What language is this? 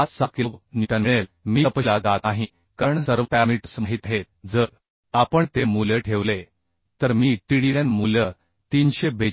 Marathi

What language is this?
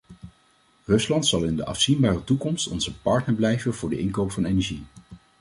Dutch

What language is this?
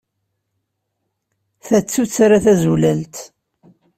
Kabyle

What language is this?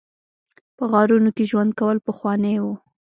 Pashto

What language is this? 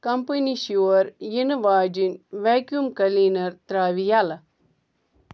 Kashmiri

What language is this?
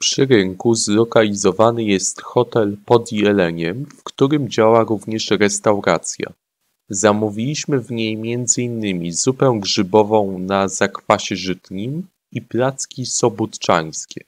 Polish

